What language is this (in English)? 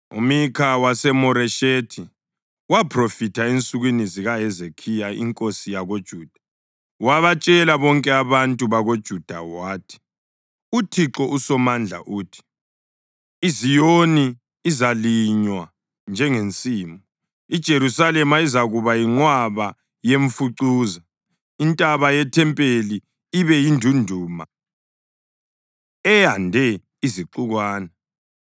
North Ndebele